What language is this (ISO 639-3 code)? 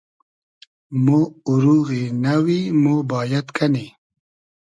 haz